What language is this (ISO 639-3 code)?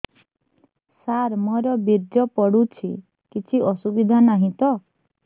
ori